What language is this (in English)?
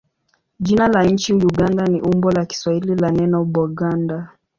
Swahili